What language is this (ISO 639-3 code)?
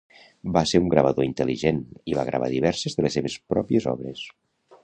cat